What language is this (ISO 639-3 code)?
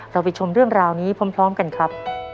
tha